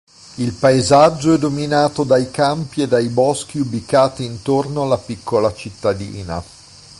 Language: Italian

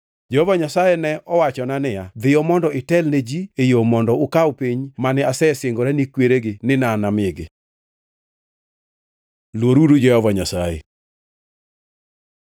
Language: Luo (Kenya and Tanzania)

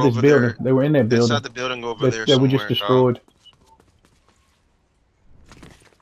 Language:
English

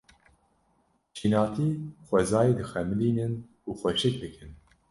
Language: Kurdish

